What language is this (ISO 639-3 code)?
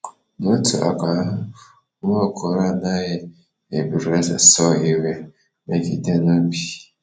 ibo